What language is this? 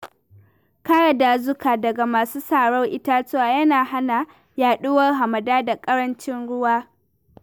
Hausa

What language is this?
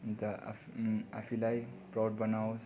Nepali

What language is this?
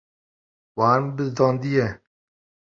Kurdish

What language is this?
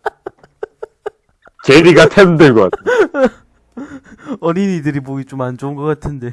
Korean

